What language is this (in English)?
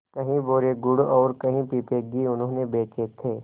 Hindi